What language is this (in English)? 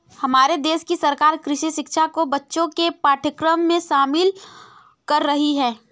Hindi